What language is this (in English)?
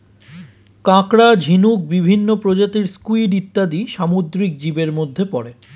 Bangla